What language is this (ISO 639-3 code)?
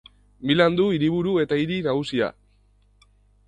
eus